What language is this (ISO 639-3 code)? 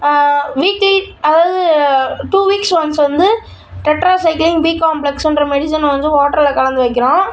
tam